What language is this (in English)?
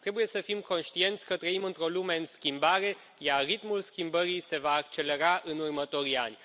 Romanian